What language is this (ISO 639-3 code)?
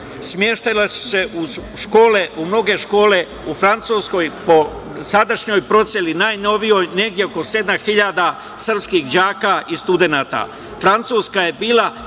srp